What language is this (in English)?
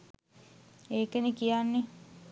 Sinhala